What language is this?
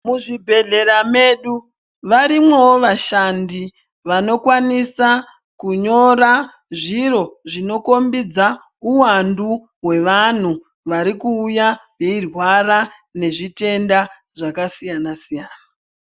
Ndau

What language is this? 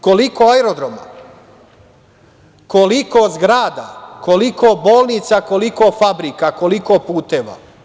Serbian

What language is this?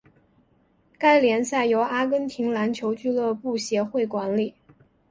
Chinese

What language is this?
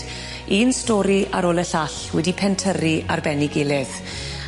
Welsh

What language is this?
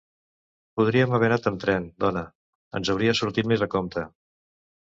Catalan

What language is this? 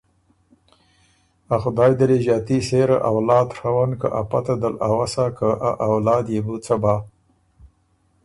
Ormuri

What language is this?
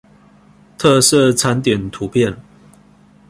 Chinese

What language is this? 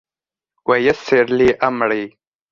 Arabic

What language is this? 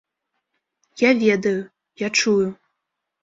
Belarusian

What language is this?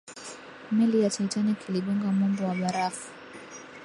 Swahili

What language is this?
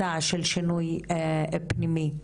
Hebrew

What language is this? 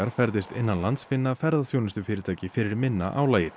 Icelandic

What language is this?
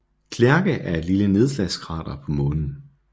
Danish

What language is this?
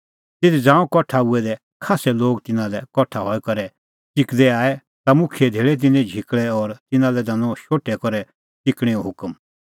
Kullu Pahari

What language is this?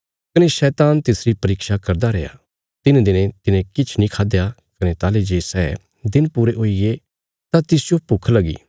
Bilaspuri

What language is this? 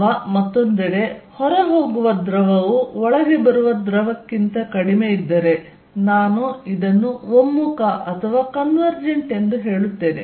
Kannada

